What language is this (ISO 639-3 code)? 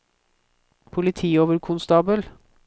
nor